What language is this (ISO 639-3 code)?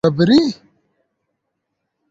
kur